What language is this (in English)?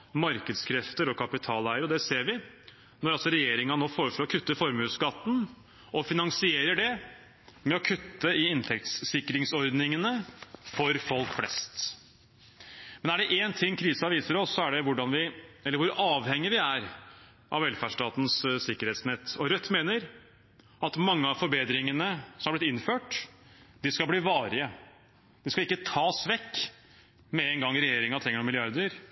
Norwegian Bokmål